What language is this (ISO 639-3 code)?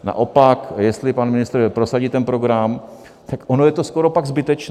ces